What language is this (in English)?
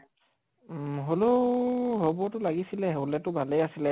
Assamese